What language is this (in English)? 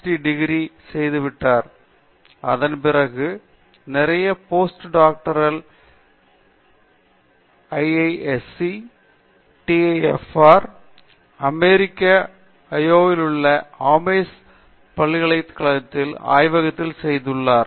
Tamil